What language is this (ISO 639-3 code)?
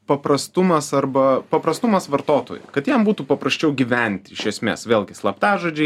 lit